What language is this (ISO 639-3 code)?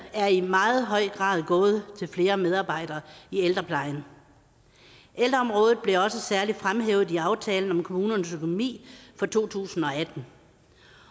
dan